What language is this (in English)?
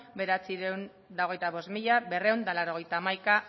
Basque